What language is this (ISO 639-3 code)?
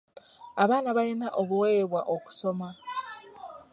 lug